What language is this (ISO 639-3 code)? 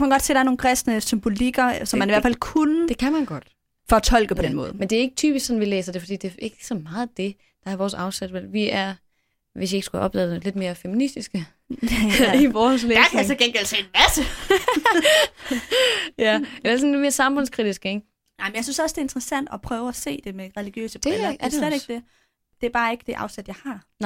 dan